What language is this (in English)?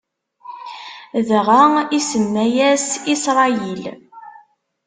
Kabyle